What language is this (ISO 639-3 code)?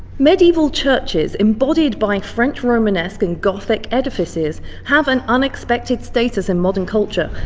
eng